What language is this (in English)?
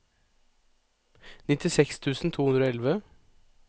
Norwegian